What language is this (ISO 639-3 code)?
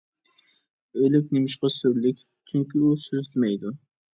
uig